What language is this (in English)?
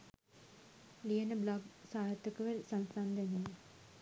Sinhala